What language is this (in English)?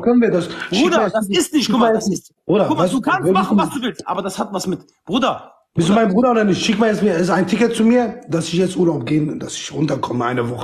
German